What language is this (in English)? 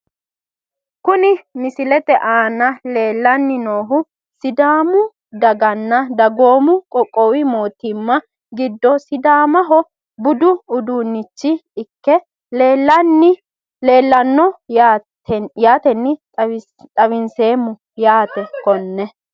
Sidamo